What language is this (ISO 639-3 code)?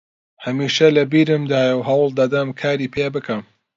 ckb